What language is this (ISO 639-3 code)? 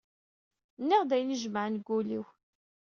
kab